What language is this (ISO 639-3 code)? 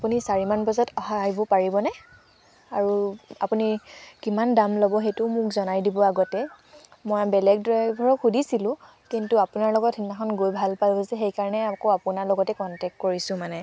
asm